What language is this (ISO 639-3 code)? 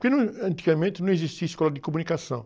por